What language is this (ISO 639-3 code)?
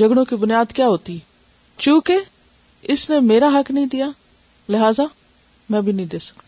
urd